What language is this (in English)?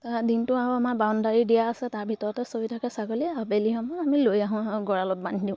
Assamese